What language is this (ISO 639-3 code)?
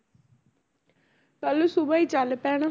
pan